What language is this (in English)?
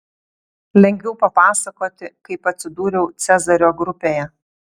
Lithuanian